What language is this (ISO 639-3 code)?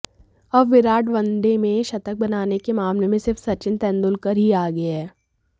hin